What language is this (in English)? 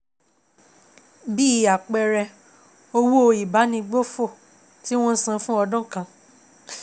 Yoruba